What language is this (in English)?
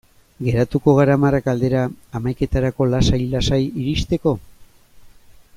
Basque